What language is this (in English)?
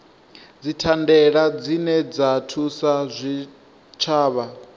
Venda